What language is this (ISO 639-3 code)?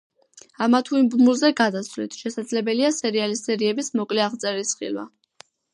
kat